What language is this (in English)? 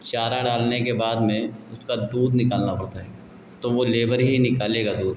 Hindi